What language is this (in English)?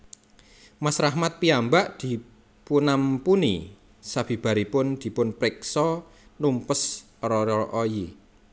Javanese